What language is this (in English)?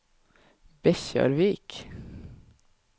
Norwegian